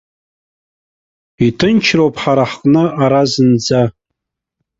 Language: Abkhazian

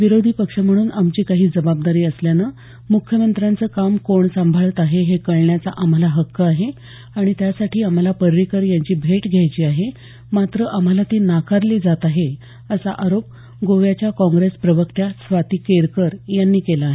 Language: Marathi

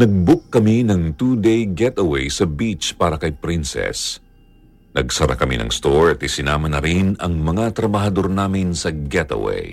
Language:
Filipino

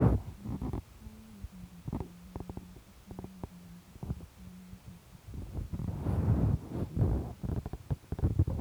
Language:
Kalenjin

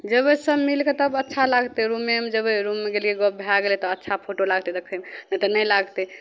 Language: Maithili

